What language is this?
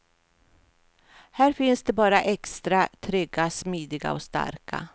Swedish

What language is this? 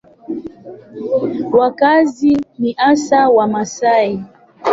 Swahili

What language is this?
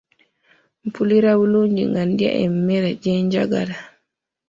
Ganda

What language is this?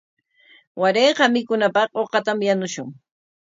Corongo Ancash Quechua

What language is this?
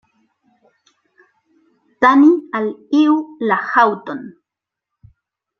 Esperanto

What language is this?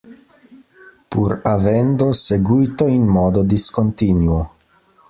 Italian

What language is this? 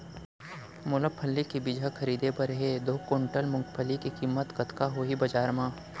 Chhattisgarhi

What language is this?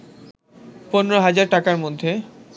Bangla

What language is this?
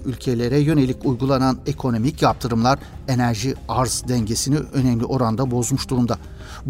Turkish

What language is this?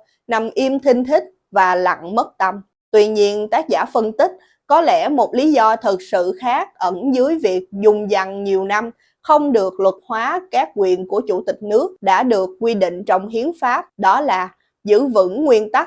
Vietnamese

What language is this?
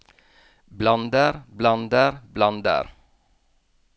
Norwegian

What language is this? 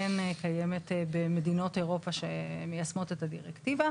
Hebrew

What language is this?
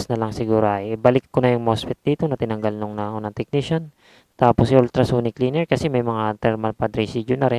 Filipino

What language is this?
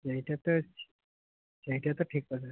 Odia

